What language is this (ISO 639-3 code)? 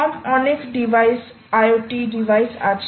ben